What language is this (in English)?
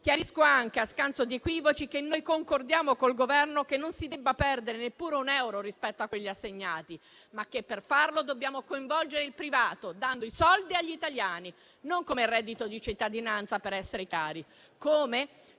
Italian